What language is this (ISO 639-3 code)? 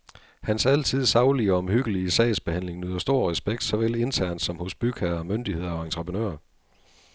dan